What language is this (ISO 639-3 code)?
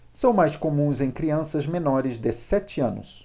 por